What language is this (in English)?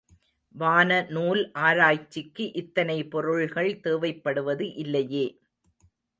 Tamil